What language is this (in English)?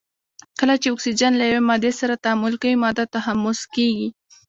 Pashto